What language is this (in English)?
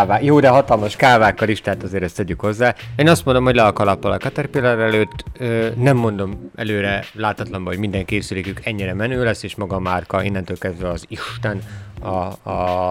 Hungarian